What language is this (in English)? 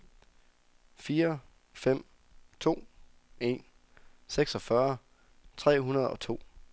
Danish